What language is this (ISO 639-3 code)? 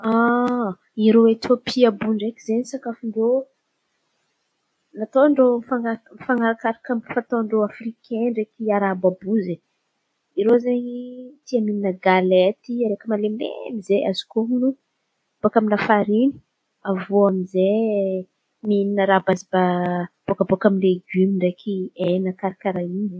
xmv